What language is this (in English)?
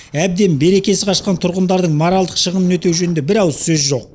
Kazakh